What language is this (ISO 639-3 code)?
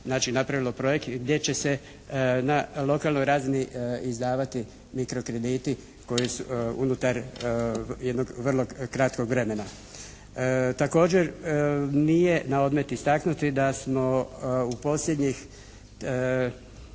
hrv